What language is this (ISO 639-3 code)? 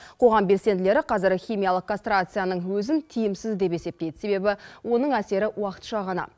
kaz